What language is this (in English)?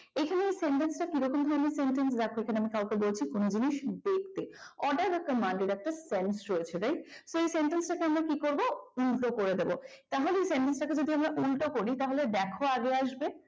Bangla